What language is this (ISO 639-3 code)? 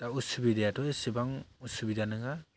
brx